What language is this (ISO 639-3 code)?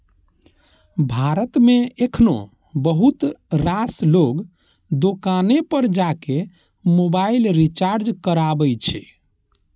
mai